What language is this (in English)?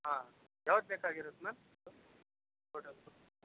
Kannada